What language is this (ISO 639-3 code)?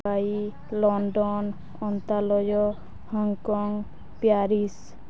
ori